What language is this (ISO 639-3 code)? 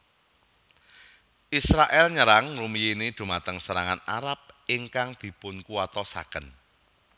jav